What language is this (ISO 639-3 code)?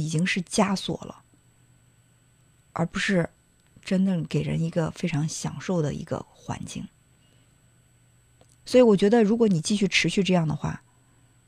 zho